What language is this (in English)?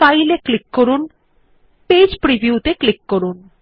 Bangla